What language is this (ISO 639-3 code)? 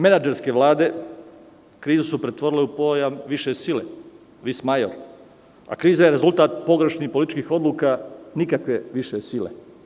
srp